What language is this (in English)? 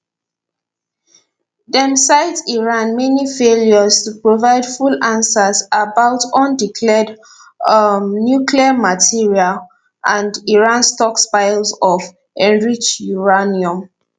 Nigerian Pidgin